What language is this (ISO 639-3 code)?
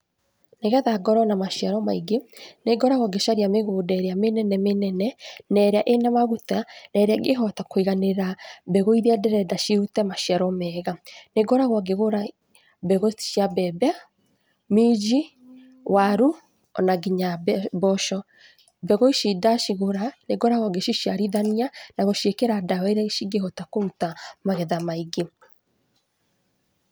kik